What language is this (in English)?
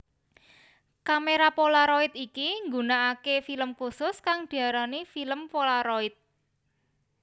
Javanese